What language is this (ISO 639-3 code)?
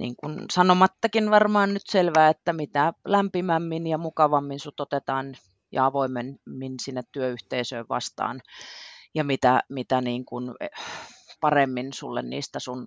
fin